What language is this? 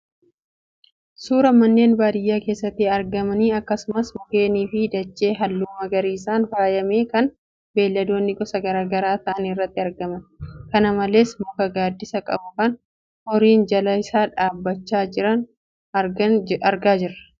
Oromo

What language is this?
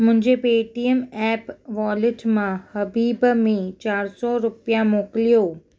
Sindhi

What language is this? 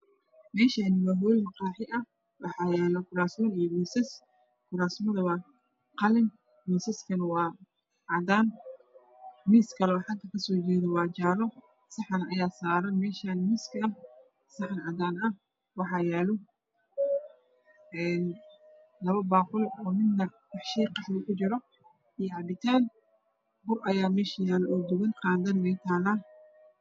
Somali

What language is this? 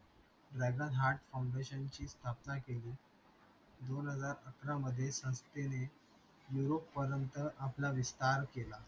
Marathi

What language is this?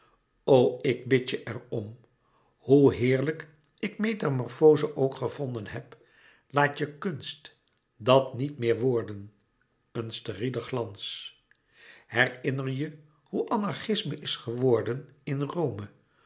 Dutch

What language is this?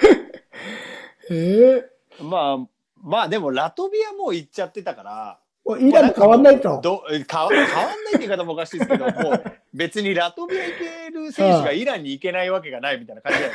Japanese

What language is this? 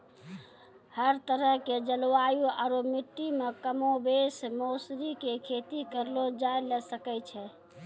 Maithili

